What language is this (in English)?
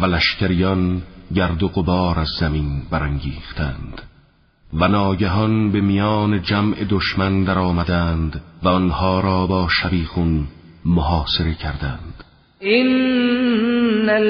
Persian